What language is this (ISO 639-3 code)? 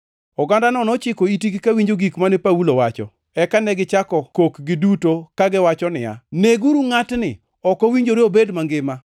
luo